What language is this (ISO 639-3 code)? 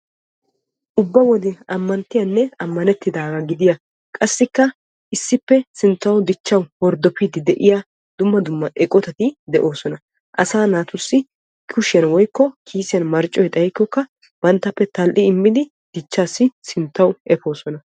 wal